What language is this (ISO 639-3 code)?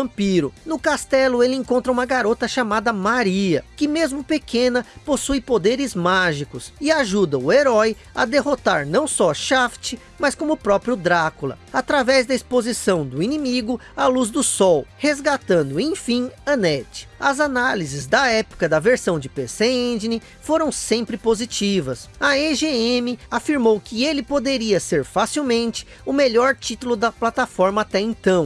por